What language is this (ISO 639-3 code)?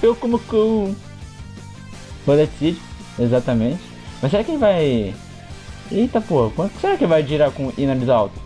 por